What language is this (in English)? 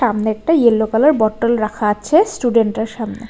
Bangla